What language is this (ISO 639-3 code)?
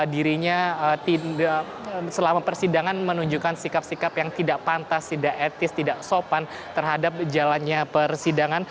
ind